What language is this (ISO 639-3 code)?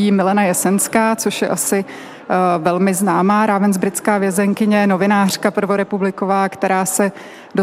ces